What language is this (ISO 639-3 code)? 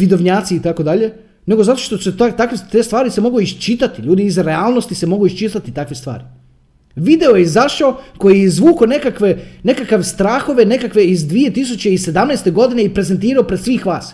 hrv